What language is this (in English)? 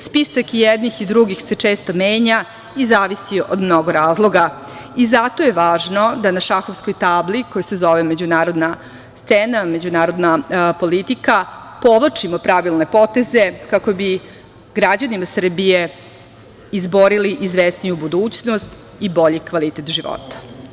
Serbian